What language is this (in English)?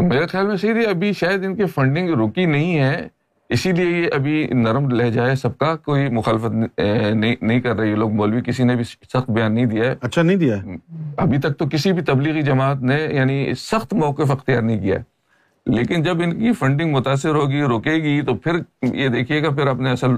Urdu